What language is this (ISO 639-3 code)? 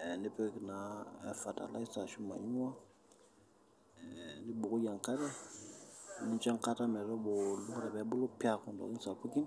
mas